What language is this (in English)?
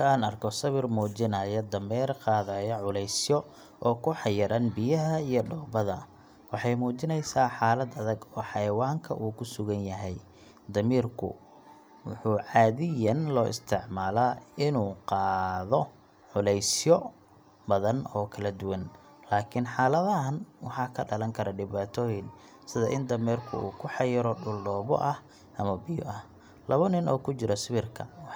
Somali